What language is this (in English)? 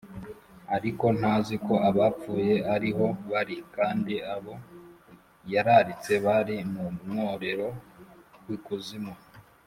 Kinyarwanda